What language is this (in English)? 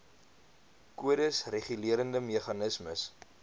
Afrikaans